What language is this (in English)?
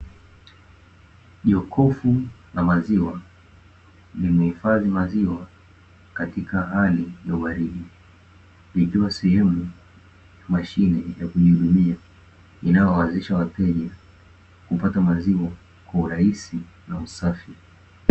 Swahili